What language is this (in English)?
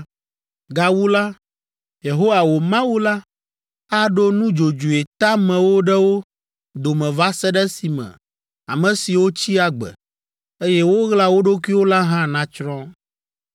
Ewe